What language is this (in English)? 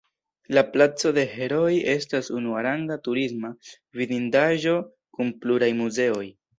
Esperanto